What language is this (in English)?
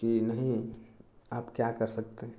Hindi